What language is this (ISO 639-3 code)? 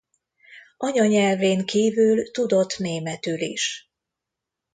hun